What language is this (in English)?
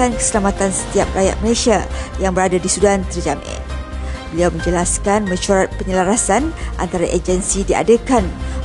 Malay